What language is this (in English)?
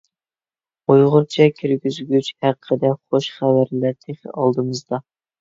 Uyghur